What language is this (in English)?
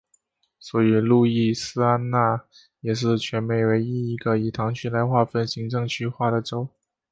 Chinese